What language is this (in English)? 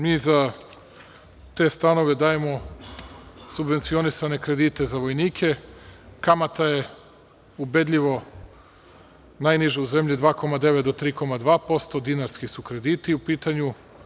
Serbian